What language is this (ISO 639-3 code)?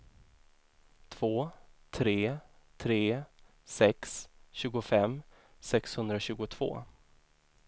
swe